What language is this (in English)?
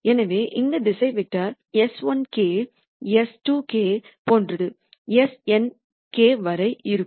Tamil